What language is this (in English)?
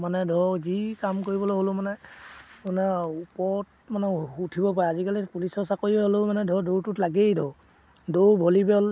Assamese